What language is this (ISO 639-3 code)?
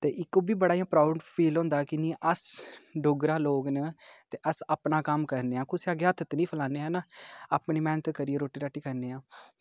doi